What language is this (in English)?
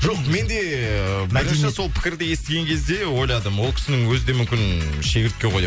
Kazakh